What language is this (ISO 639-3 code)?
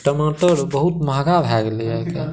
mai